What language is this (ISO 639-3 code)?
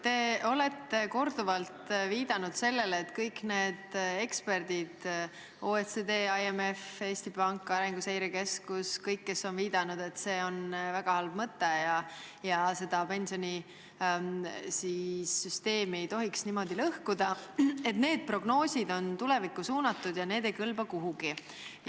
est